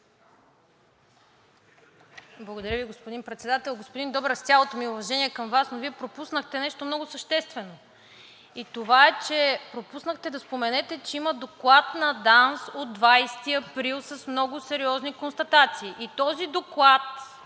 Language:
Bulgarian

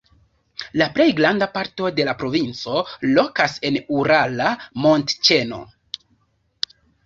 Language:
Esperanto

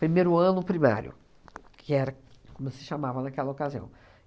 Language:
Portuguese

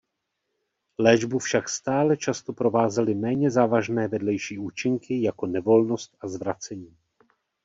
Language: Czech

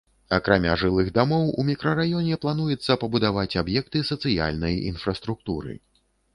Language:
Belarusian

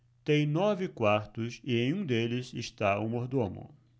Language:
Portuguese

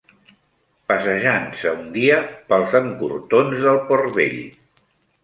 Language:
Catalan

